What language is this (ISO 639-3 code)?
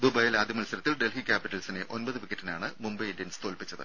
mal